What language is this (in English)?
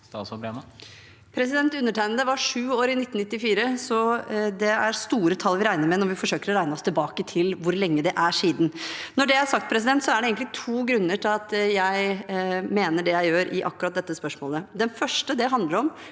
Norwegian